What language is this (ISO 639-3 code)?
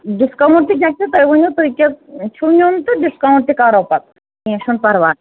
kas